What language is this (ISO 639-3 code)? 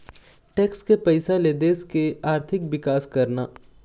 hne